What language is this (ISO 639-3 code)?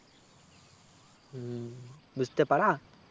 ben